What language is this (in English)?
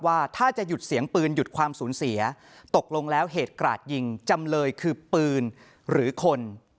Thai